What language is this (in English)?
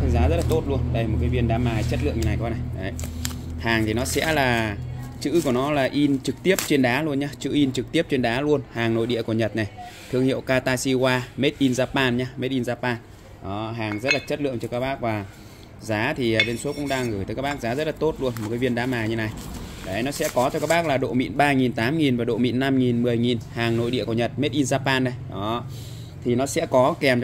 Vietnamese